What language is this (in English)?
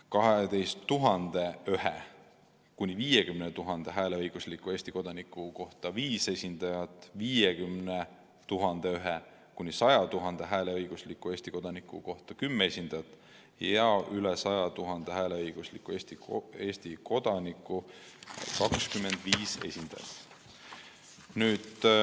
Estonian